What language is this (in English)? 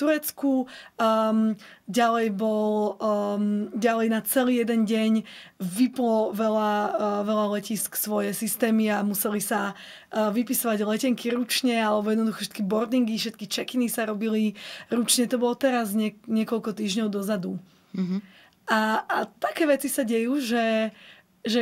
Slovak